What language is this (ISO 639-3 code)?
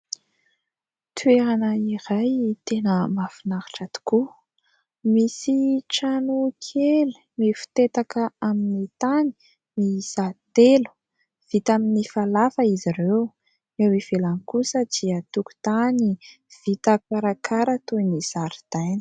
mlg